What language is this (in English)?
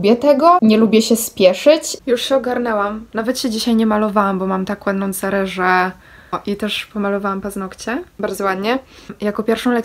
Polish